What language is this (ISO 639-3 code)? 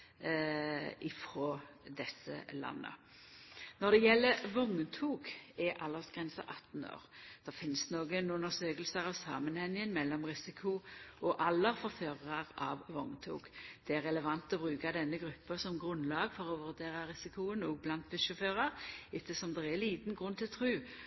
nno